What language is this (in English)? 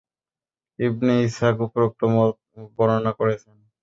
Bangla